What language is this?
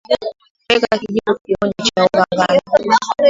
Swahili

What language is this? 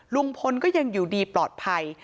Thai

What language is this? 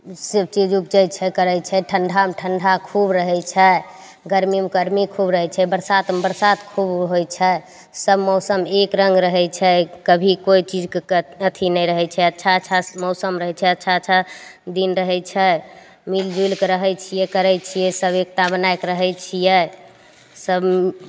Maithili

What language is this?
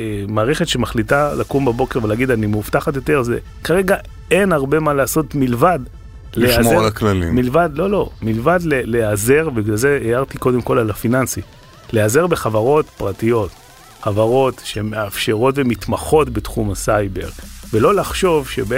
Hebrew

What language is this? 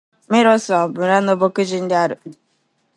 Japanese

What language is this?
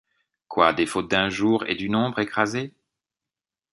French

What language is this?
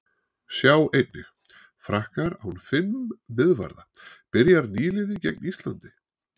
Icelandic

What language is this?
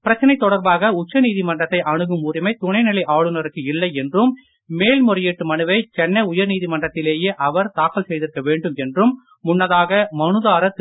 Tamil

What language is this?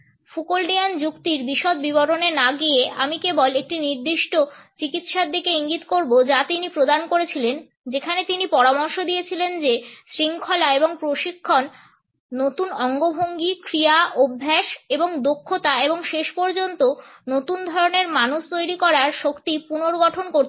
Bangla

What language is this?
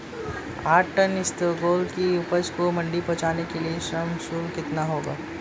Hindi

